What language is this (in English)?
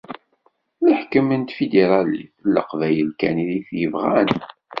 Kabyle